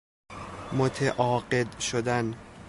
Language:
Persian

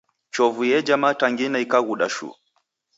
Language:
Taita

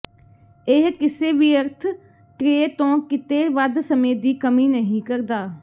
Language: Punjabi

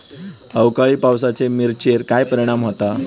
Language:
Marathi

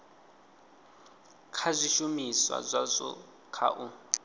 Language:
Venda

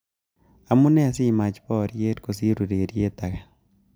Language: Kalenjin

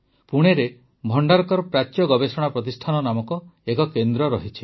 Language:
Odia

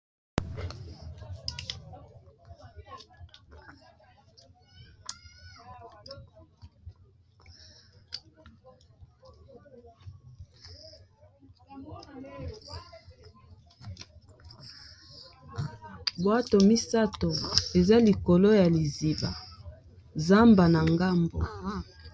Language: Lingala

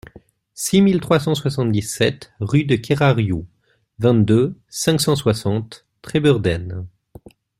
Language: French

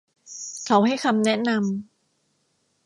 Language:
Thai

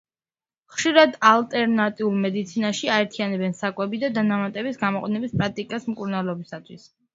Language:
Georgian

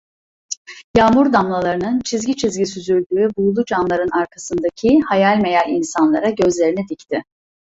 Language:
Turkish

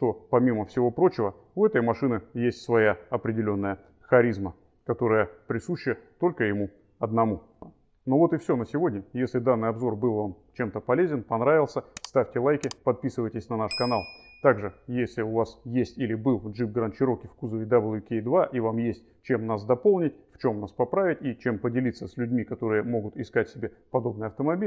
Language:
Russian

